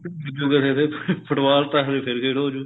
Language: Punjabi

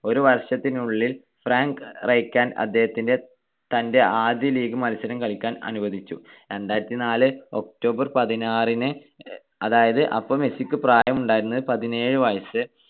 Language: Malayalam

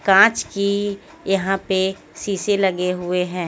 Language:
Hindi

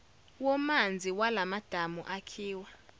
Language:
Zulu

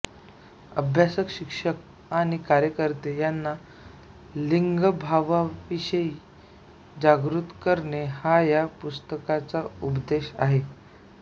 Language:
Marathi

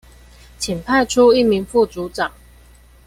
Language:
Chinese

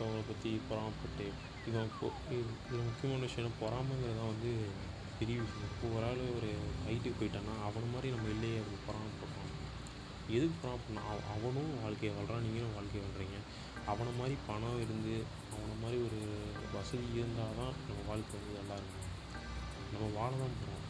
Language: Tamil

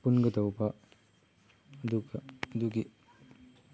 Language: Manipuri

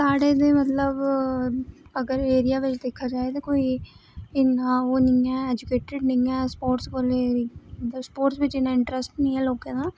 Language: Dogri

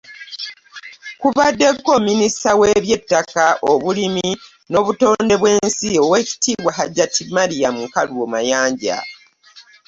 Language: Ganda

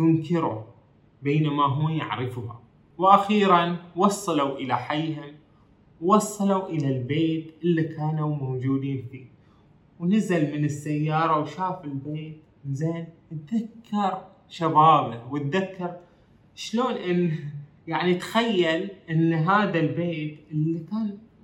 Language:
Arabic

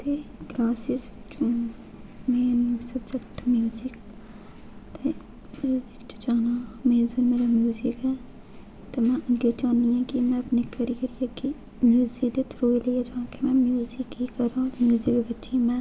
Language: Dogri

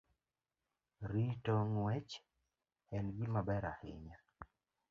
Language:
Luo (Kenya and Tanzania)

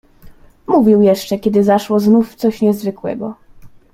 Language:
Polish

